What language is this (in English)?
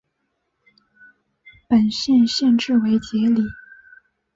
Chinese